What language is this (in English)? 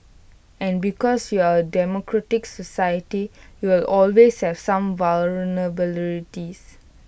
English